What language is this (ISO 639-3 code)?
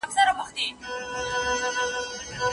pus